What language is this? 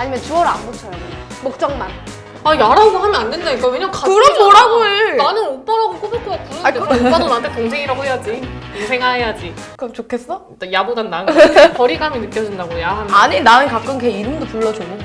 Korean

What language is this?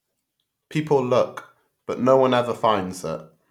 English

